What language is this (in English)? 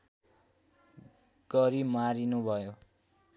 Nepali